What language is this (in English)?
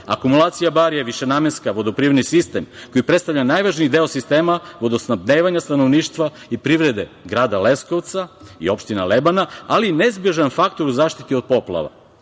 Serbian